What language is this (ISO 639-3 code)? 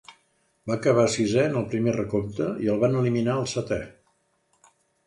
cat